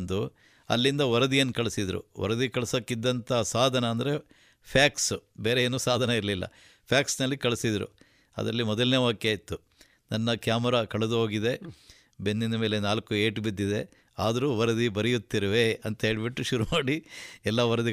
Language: Kannada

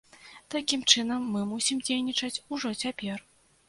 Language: Belarusian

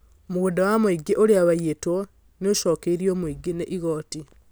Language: Kikuyu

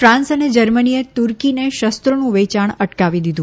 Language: Gujarati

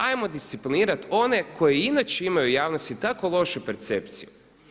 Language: Croatian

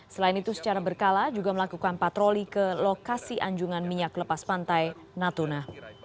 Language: Indonesian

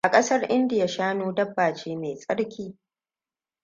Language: Hausa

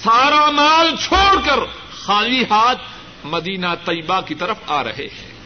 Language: Urdu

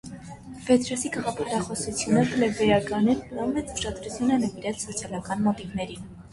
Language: Armenian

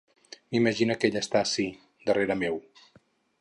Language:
Catalan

